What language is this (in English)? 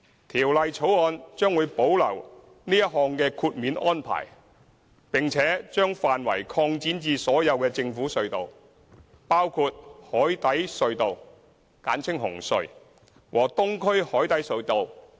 Cantonese